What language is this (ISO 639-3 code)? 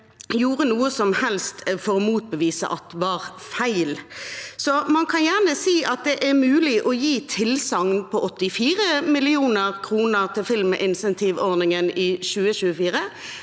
nor